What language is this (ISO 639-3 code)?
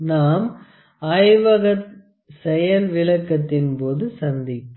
tam